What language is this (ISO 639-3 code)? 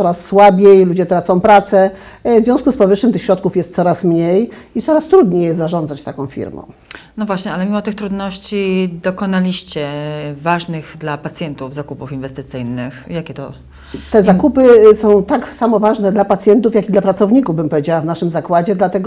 pol